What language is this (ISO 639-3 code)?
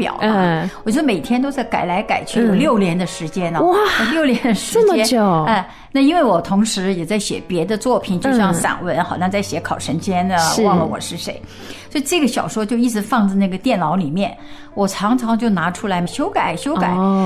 zho